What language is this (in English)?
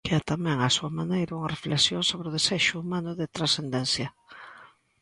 Galician